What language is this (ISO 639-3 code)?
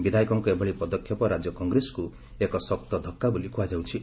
ori